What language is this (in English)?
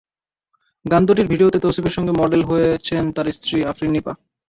Bangla